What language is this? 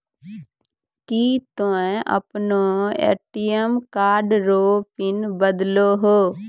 Maithili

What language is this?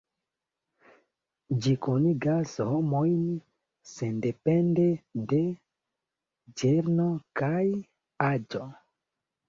Esperanto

